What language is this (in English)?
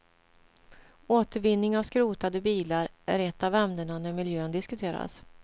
Swedish